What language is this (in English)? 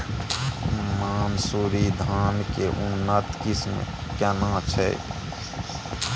Maithili